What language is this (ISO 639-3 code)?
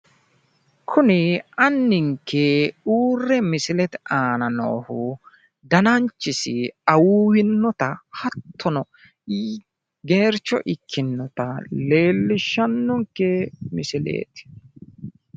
sid